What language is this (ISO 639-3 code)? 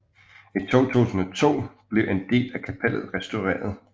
dan